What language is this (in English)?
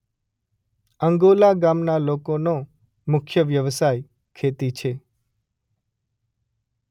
Gujarati